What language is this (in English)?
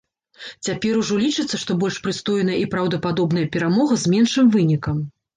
Belarusian